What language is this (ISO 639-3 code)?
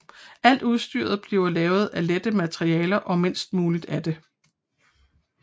dan